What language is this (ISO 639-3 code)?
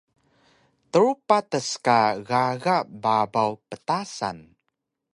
trv